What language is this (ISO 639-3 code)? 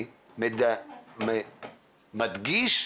heb